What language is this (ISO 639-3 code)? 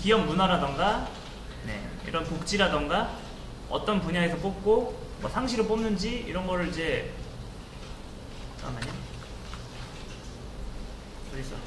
kor